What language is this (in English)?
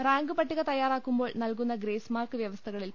Malayalam